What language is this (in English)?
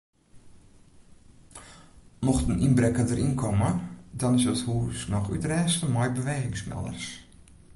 Western Frisian